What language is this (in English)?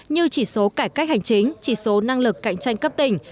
Vietnamese